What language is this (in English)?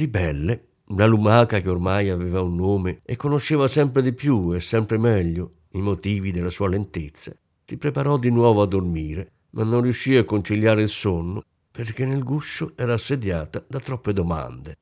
Italian